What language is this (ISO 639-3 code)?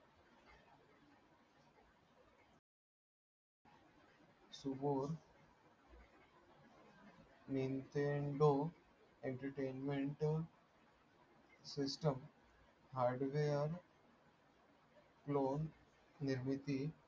mar